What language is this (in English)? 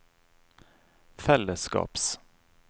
Norwegian